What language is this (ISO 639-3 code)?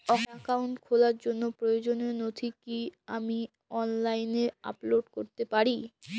ben